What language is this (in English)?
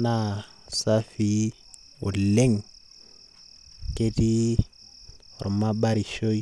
Masai